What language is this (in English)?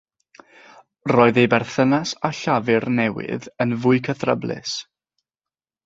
Welsh